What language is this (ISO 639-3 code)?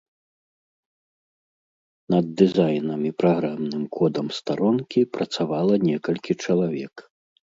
bel